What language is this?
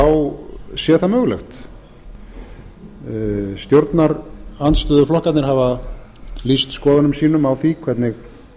Icelandic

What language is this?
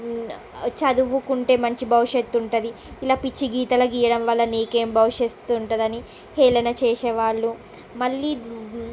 Telugu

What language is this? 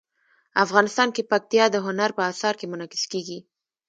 Pashto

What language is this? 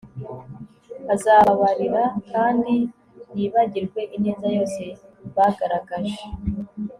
Kinyarwanda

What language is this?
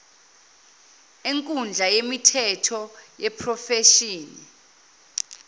Zulu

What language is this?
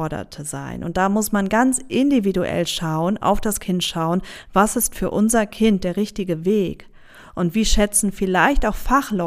German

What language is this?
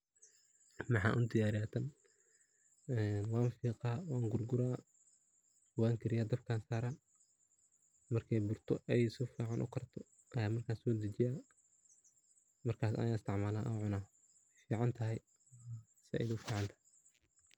Somali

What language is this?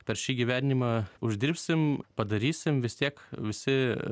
Lithuanian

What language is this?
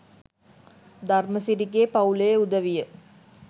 Sinhala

